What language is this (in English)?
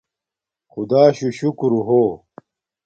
Domaaki